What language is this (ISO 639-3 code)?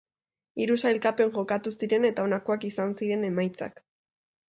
eus